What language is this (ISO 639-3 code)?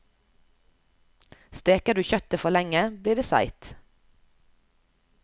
nor